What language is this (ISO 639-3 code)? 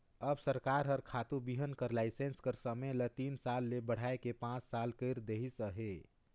hne